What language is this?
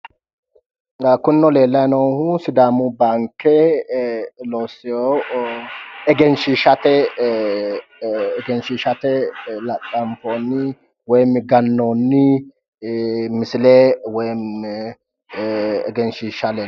Sidamo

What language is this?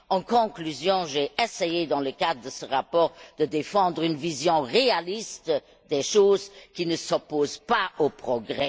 French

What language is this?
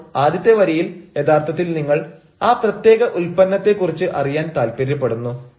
Malayalam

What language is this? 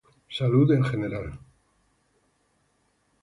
Spanish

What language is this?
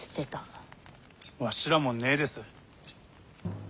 Japanese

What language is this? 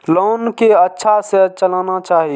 Maithili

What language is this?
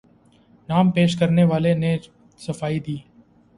Urdu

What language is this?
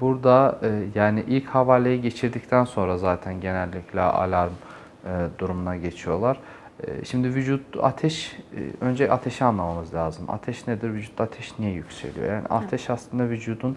Turkish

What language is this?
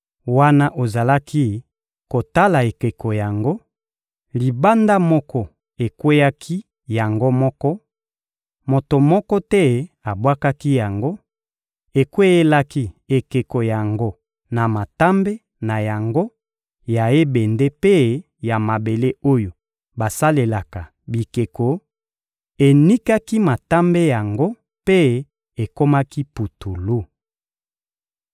Lingala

